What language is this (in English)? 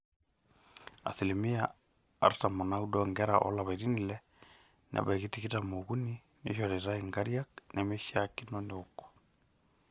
Masai